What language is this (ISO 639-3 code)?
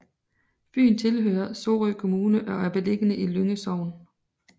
dan